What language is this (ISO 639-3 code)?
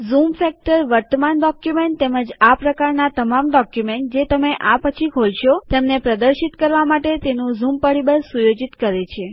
guj